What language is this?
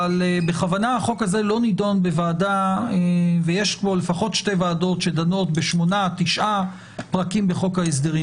Hebrew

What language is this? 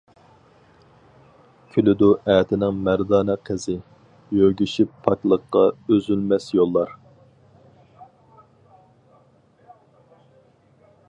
Uyghur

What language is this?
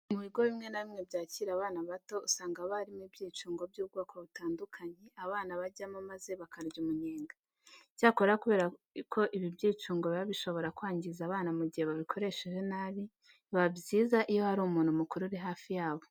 Kinyarwanda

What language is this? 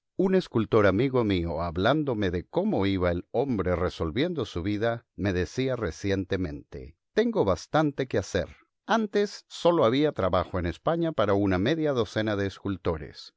Spanish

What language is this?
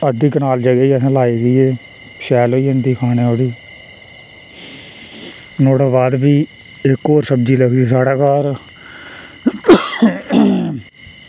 Dogri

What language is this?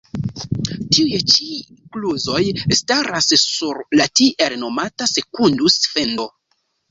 Esperanto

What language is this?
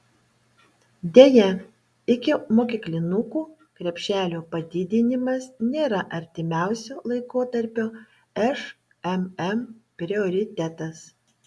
Lithuanian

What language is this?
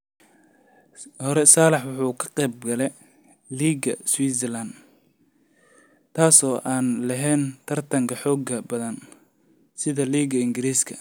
Somali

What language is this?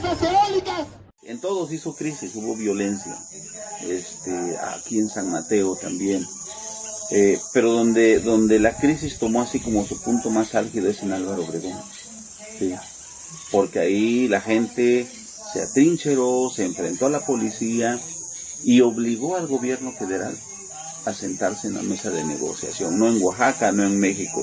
Spanish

